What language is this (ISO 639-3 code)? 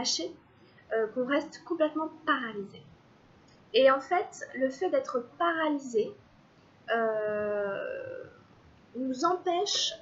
fra